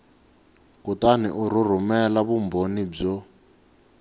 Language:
Tsonga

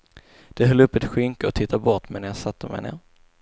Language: Swedish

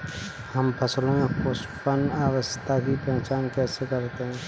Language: Hindi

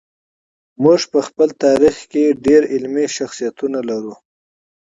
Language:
Pashto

